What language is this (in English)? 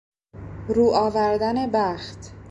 Persian